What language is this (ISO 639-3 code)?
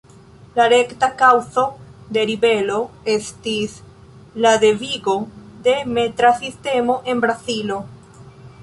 epo